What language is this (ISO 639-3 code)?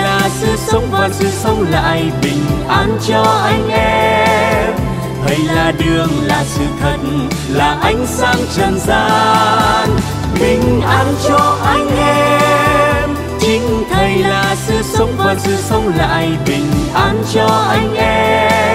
vie